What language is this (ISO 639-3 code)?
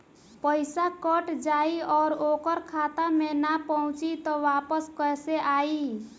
bho